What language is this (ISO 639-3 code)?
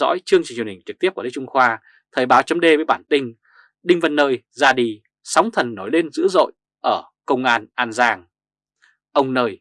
vie